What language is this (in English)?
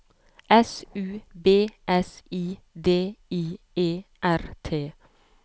Norwegian